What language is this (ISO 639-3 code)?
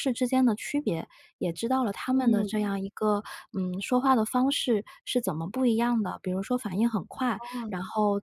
zho